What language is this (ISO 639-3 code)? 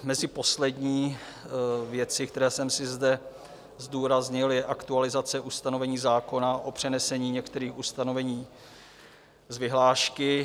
ces